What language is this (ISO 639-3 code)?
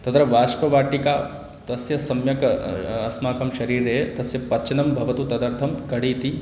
san